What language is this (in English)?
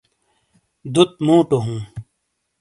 Shina